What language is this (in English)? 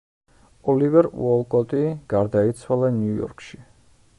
Georgian